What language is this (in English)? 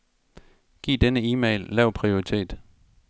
Danish